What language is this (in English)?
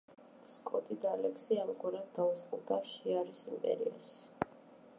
Georgian